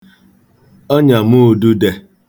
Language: Igbo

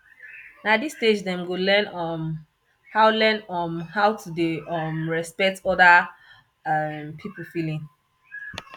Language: Nigerian Pidgin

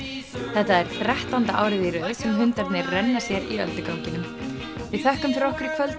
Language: Icelandic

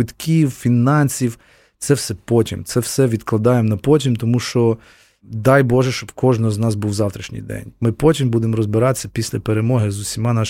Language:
Ukrainian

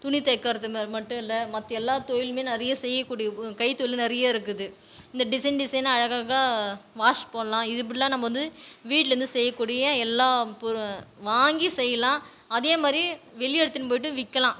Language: Tamil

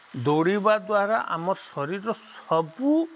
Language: Odia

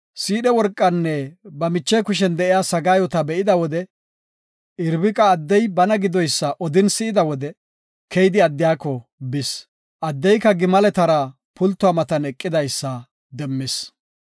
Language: Gofa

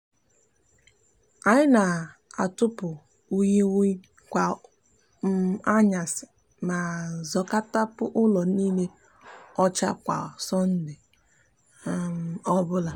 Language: Igbo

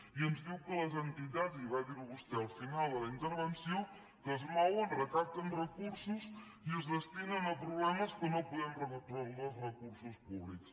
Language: Catalan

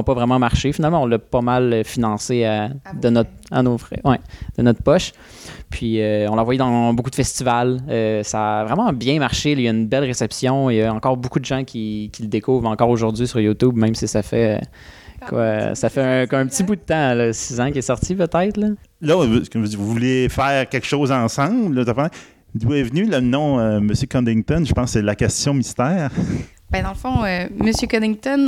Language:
French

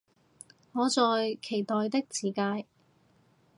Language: Cantonese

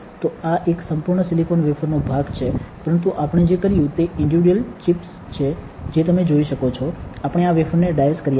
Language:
Gujarati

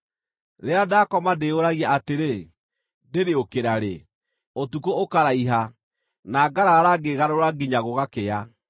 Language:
Kikuyu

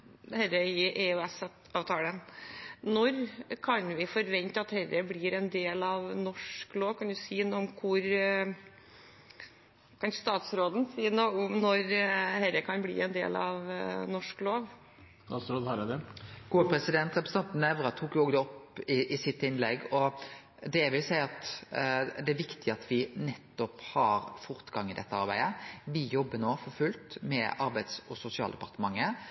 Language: Norwegian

